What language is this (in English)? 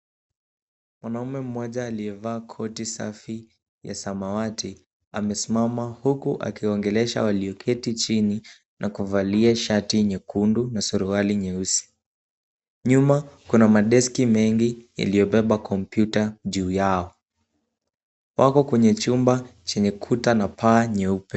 Swahili